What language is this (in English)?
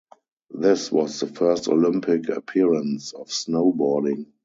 English